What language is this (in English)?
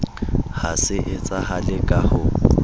Southern Sotho